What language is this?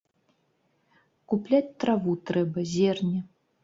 Belarusian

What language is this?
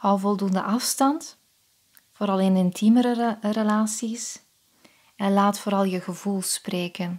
Dutch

